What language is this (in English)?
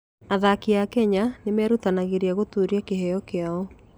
Kikuyu